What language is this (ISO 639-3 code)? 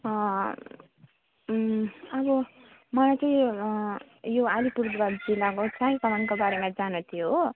nep